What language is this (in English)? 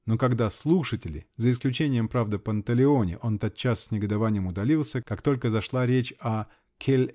Russian